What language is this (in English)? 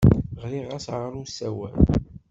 Kabyle